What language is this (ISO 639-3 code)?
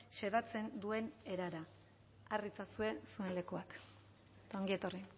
eus